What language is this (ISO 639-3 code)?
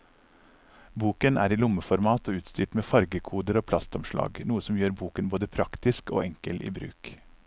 nor